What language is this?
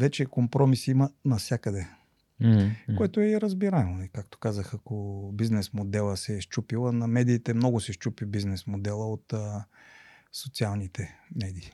Bulgarian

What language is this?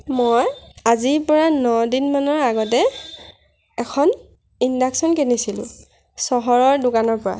Assamese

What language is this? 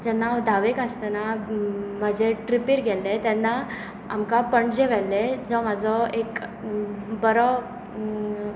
Konkani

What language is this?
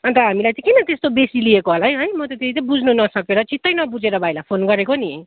Nepali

